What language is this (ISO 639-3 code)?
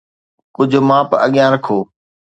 snd